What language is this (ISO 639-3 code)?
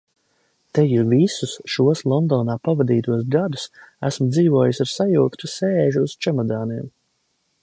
lav